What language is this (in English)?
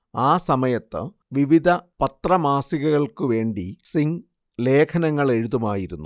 Malayalam